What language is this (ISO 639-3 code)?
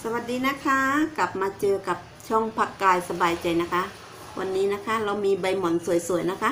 tha